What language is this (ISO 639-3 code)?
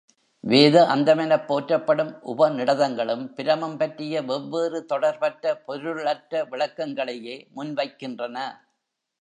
tam